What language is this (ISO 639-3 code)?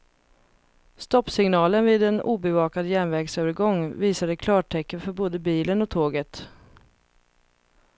swe